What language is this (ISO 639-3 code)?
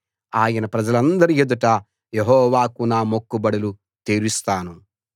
tel